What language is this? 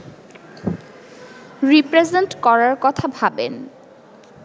Bangla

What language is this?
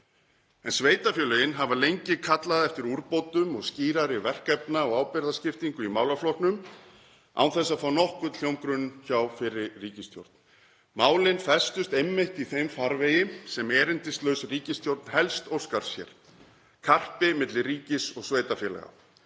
Icelandic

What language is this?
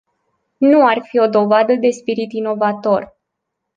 Romanian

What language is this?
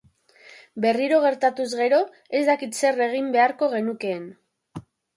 Basque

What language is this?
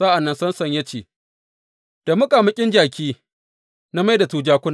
Hausa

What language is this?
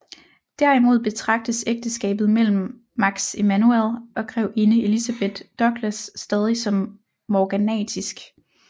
Danish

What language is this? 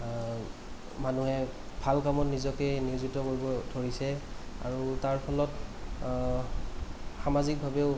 Assamese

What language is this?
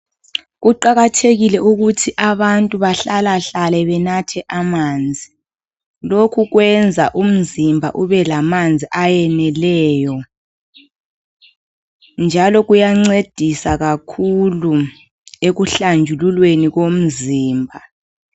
North Ndebele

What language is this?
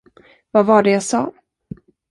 Swedish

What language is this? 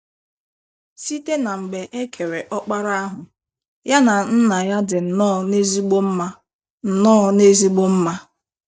Igbo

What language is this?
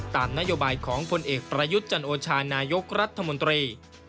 Thai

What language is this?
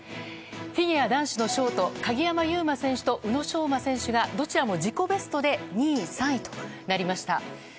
Japanese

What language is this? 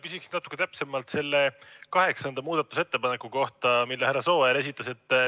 Estonian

